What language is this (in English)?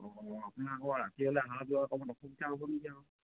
Assamese